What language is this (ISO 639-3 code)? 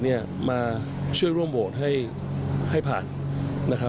tha